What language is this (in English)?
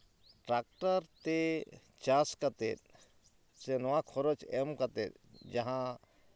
Santali